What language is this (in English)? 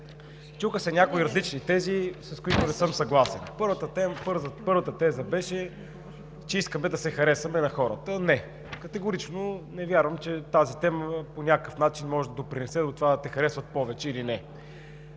Bulgarian